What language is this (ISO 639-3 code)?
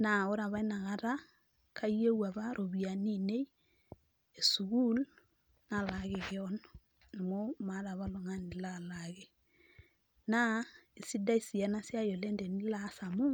mas